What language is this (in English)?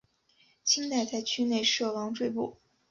Chinese